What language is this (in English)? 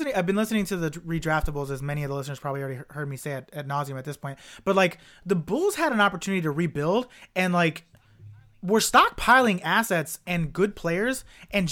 English